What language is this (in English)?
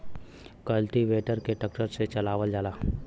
Bhojpuri